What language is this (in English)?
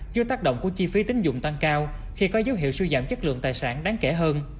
Vietnamese